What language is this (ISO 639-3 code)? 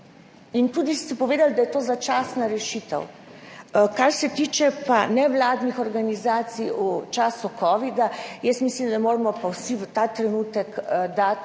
slv